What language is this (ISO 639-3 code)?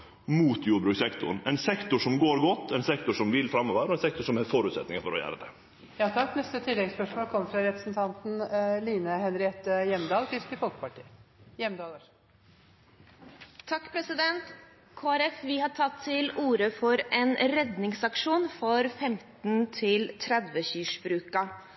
nor